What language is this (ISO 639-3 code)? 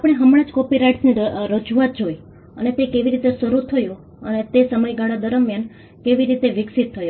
guj